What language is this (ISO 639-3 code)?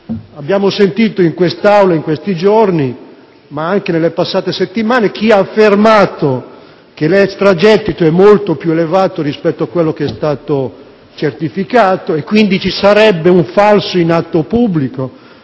ita